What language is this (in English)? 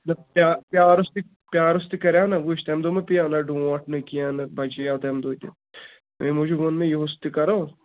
Kashmiri